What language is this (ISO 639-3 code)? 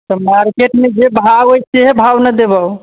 mai